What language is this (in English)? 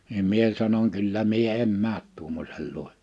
Finnish